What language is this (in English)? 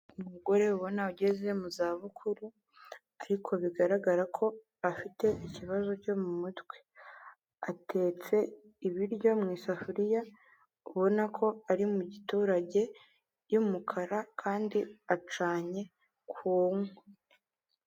Kinyarwanda